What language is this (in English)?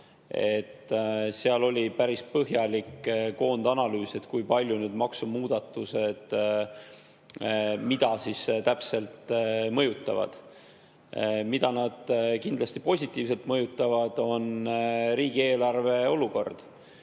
Estonian